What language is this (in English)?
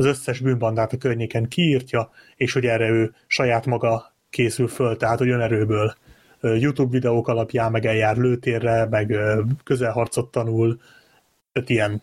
Hungarian